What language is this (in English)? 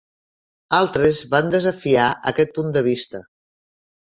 Catalan